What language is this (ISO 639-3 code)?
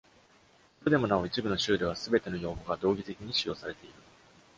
jpn